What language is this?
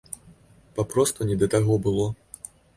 Belarusian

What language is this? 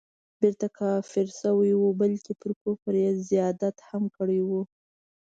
Pashto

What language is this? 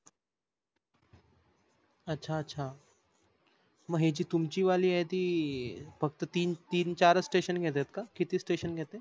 Marathi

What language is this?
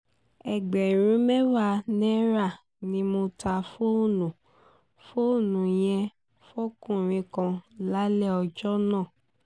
Yoruba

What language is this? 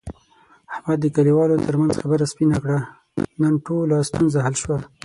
Pashto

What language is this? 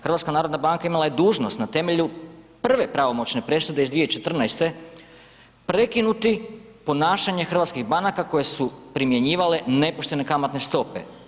Croatian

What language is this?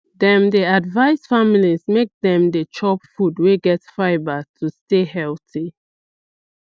Nigerian Pidgin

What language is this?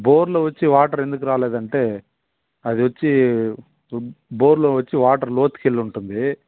Telugu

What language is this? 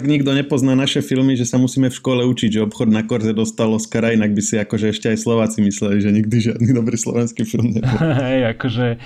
Slovak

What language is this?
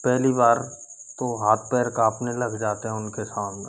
Hindi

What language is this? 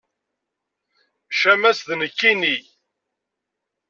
Kabyle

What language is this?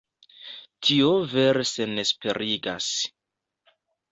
Esperanto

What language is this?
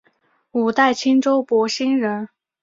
Chinese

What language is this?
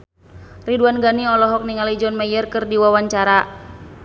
Sundanese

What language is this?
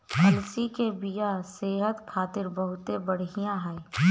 Bhojpuri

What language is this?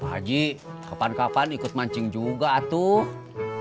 Indonesian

